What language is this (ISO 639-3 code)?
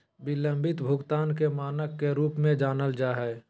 mag